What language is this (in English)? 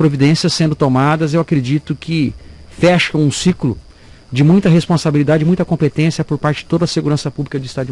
Portuguese